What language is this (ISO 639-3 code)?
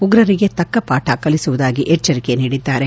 kan